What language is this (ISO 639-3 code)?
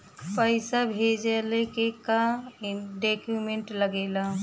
bho